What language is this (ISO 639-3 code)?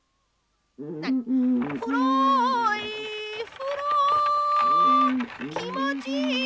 jpn